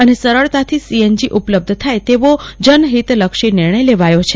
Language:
Gujarati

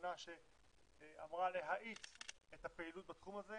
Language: Hebrew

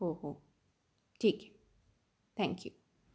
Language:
Marathi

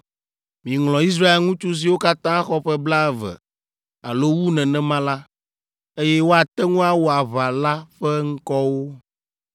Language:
Ewe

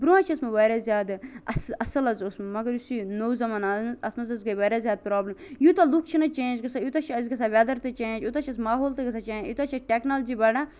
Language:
Kashmiri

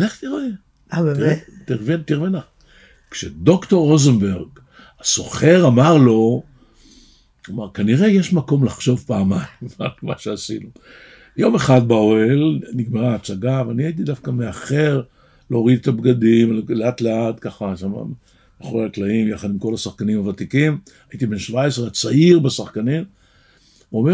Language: Hebrew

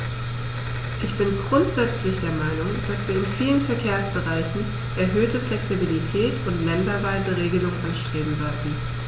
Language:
German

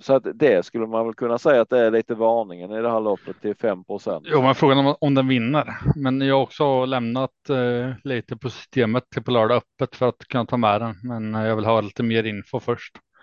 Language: Swedish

